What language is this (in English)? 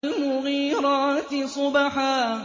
Arabic